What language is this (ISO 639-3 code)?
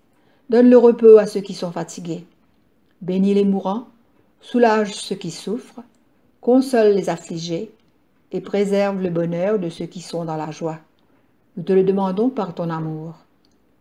fra